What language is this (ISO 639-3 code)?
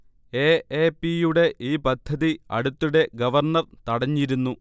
mal